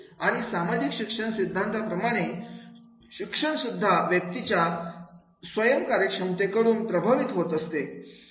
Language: Marathi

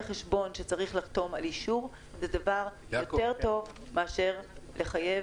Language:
Hebrew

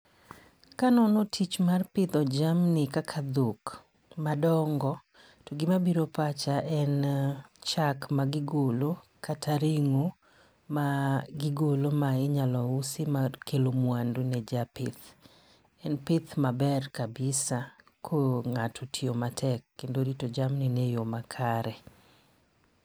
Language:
Luo (Kenya and Tanzania)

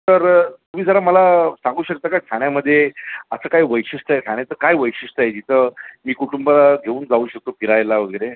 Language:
Marathi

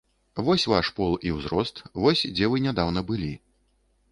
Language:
Belarusian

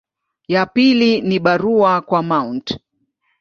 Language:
Swahili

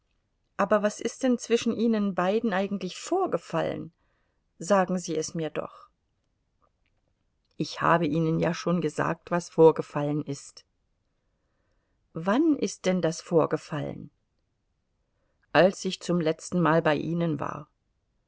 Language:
German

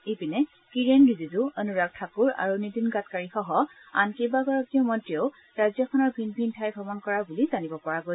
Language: Assamese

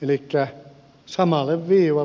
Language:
Finnish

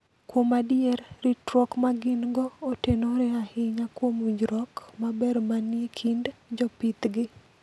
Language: Luo (Kenya and Tanzania)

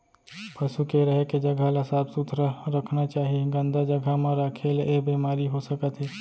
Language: Chhattisgarhi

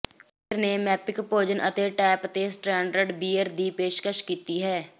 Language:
Punjabi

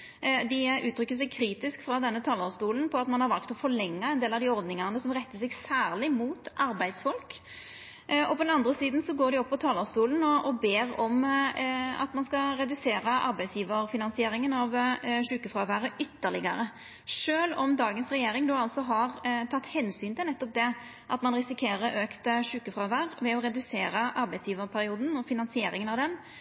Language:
Norwegian Nynorsk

